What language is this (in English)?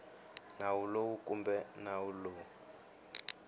Tsonga